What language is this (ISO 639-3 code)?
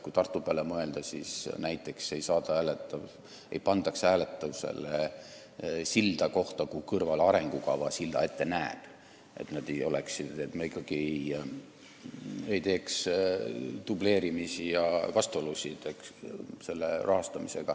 est